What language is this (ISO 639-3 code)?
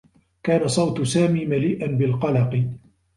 ara